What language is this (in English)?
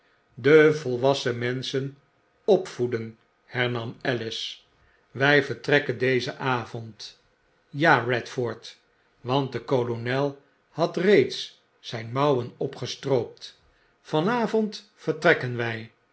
Dutch